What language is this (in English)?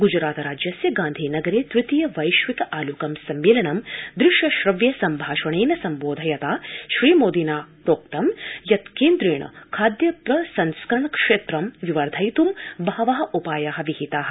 Sanskrit